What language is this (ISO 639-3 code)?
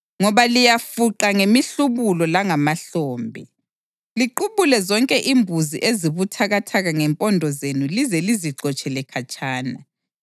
nde